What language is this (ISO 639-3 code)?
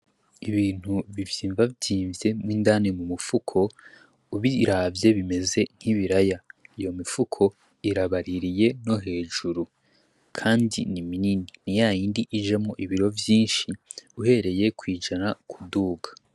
run